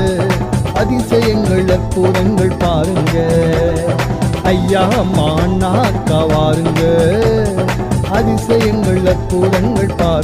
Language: Urdu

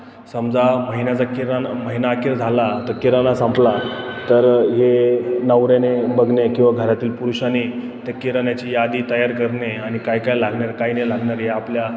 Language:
Marathi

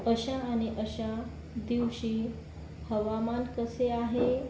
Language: Marathi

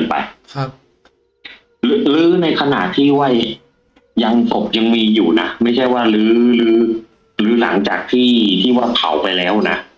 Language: Thai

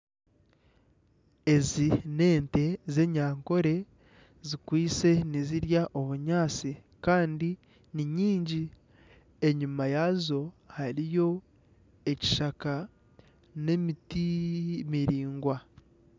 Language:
Nyankole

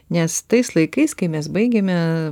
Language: Lithuanian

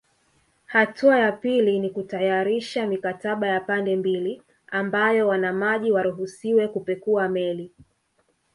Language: Swahili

